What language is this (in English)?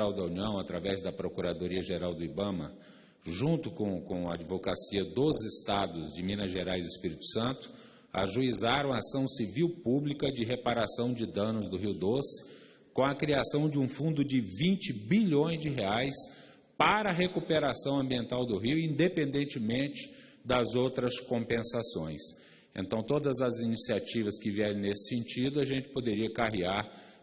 Portuguese